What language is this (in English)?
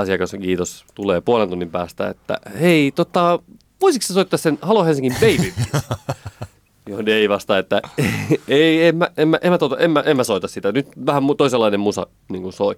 Finnish